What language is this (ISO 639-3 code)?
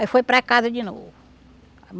por